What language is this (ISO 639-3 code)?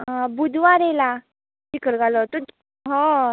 kok